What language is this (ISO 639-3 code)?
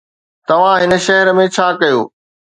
snd